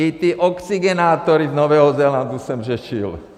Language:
Czech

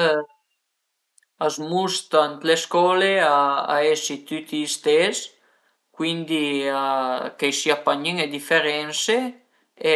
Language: Piedmontese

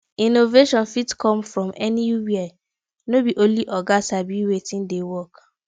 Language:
Nigerian Pidgin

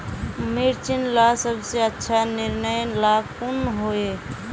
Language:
Magahi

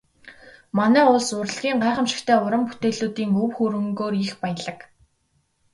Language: Mongolian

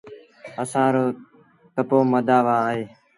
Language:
Sindhi Bhil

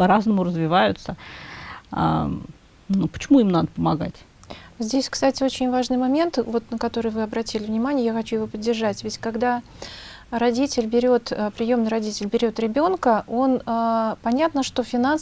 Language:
Russian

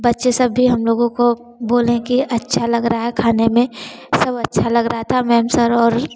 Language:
Hindi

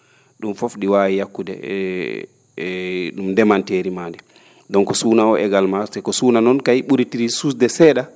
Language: Fula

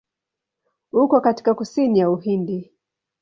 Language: Swahili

